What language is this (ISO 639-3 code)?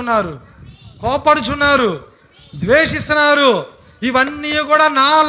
tel